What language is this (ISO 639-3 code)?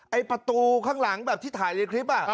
tha